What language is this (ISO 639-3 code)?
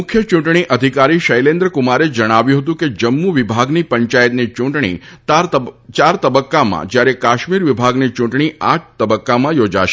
guj